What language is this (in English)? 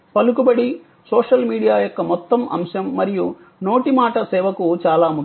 Telugu